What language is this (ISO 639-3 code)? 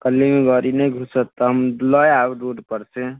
mai